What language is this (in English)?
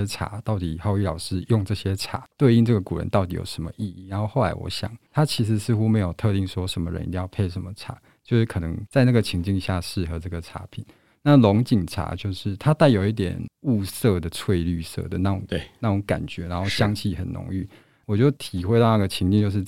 Chinese